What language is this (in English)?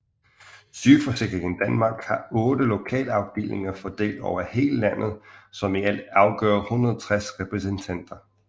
Danish